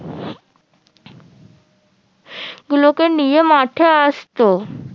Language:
Bangla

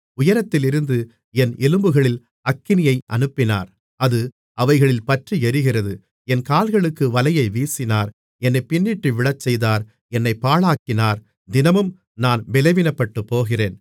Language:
Tamil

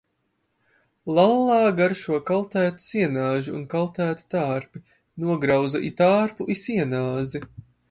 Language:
Latvian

